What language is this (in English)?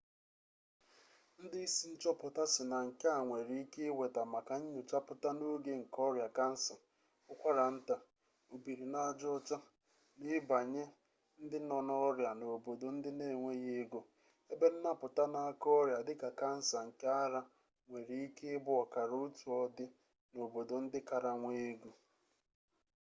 Igbo